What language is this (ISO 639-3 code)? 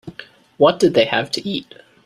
eng